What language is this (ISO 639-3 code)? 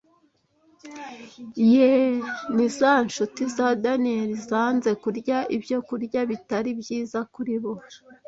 kin